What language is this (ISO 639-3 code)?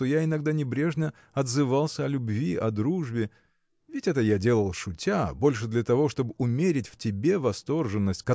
rus